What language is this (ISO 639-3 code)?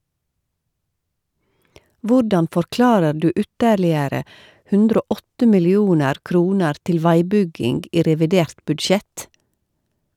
nor